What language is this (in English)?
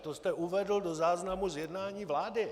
Czech